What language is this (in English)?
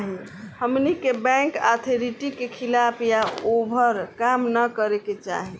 Bhojpuri